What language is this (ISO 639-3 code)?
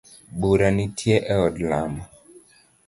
luo